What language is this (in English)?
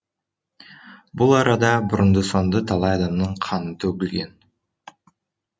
Kazakh